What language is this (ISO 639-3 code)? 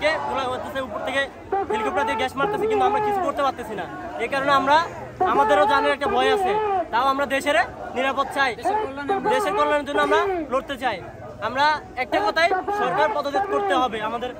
ben